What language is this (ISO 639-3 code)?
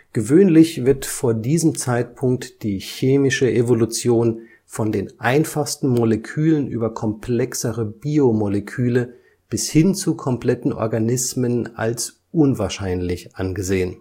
deu